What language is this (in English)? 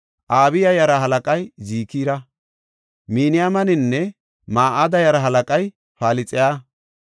Gofa